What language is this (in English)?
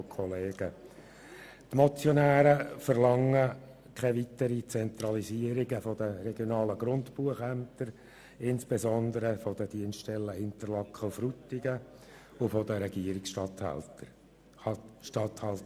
Swiss German